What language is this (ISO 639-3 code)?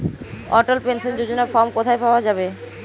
ben